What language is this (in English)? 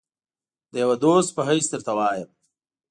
Pashto